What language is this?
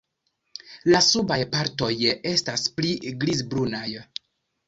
Esperanto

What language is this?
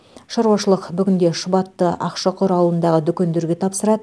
Kazakh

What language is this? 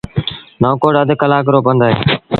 Sindhi Bhil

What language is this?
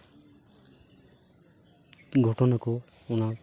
Santali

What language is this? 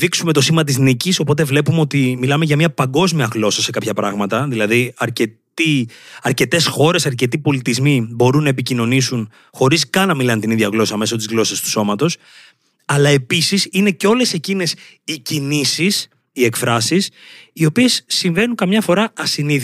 Greek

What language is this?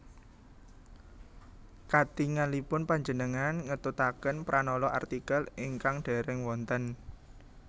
Javanese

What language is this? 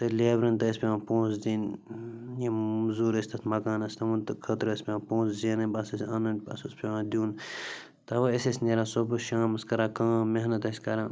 Kashmiri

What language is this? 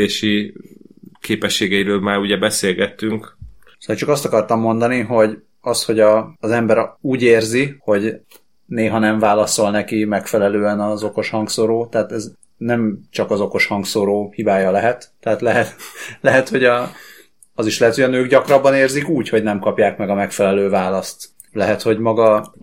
Hungarian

